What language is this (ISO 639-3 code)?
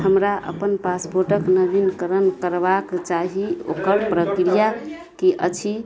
mai